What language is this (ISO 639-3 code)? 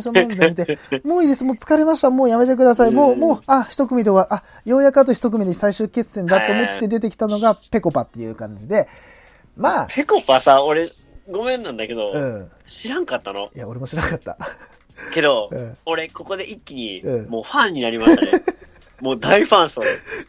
jpn